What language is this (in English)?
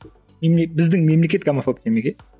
Kazakh